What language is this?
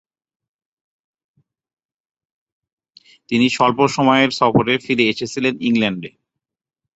Bangla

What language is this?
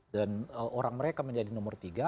Indonesian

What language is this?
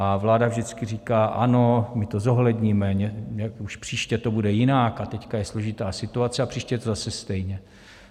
Czech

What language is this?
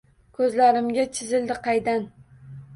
Uzbek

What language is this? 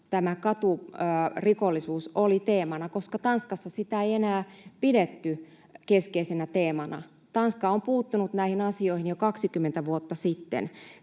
Finnish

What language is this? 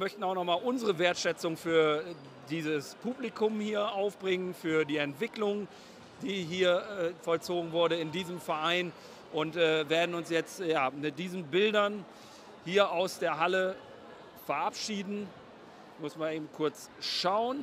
German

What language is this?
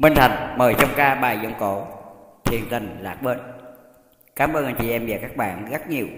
Vietnamese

